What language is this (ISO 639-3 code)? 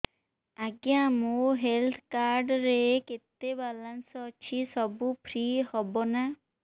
ori